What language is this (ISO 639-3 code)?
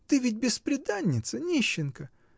rus